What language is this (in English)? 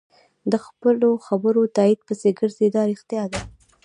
Pashto